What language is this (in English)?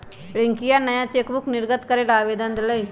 Magahi